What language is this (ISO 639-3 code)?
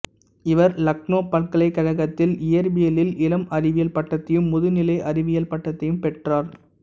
tam